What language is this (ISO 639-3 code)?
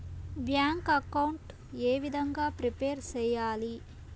tel